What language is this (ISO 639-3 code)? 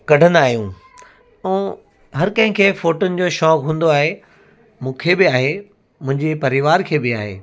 snd